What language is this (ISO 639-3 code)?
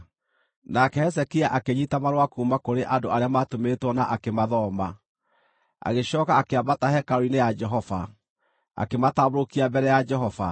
kik